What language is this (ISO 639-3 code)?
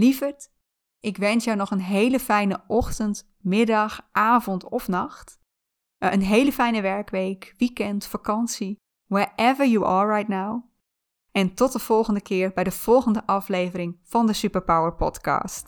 nld